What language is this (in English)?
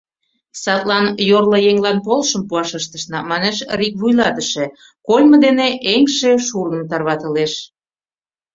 Mari